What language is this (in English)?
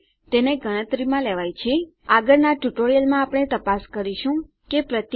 Gujarati